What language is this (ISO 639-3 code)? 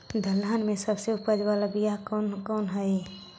mag